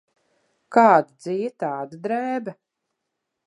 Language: Latvian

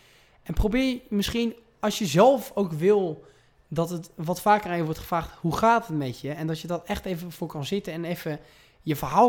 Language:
Dutch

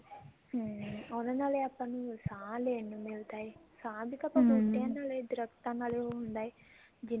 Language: Punjabi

